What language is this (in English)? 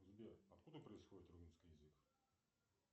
Russian